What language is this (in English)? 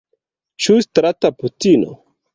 Esperanto